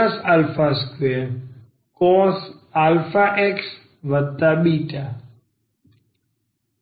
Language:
Gujarati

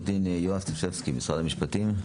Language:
Hebrew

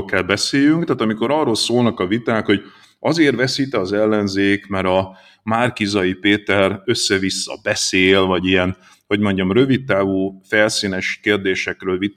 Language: Hungarian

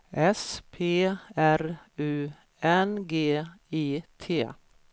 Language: Swedish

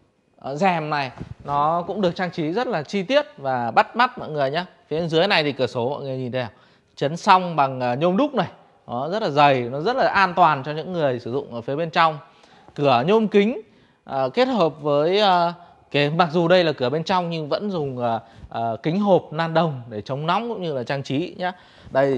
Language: Vietnamese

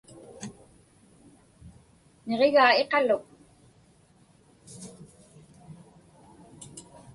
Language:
Inupiaq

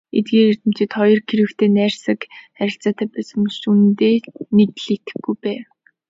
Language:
Mongolian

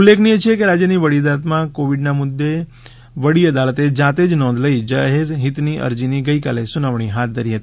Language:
Gujarati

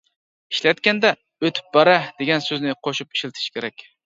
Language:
Uyghur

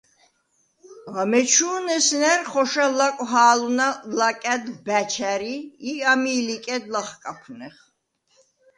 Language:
Svan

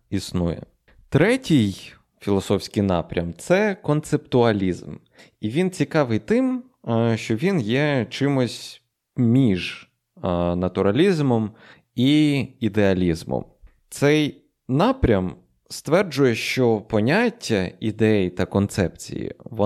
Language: Ukrainian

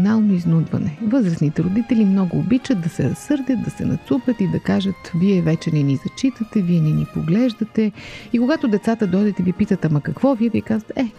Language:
Bulgarian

